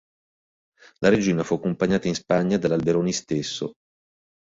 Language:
Italian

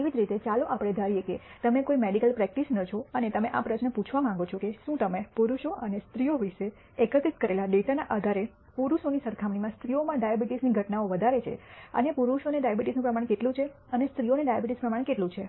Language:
Gujarati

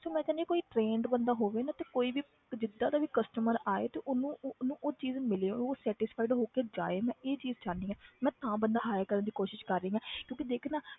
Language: Punjabi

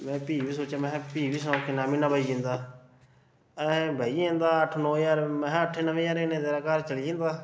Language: Dogri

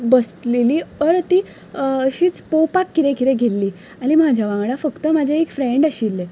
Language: Konkani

